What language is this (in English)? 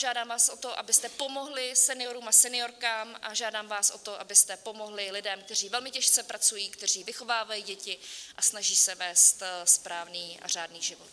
Czech